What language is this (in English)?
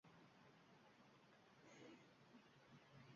Uzbek